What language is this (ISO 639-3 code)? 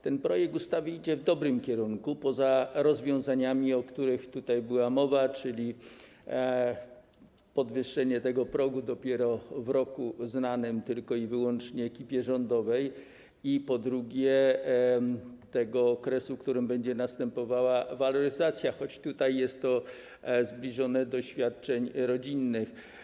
pol